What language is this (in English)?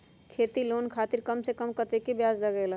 Magahi